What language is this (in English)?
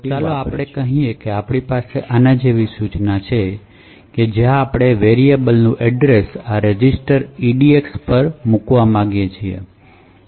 Gujarati